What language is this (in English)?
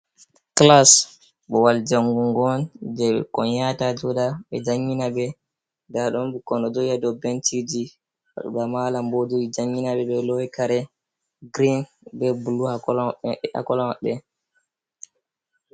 Fula